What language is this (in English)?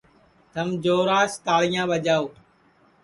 Sansi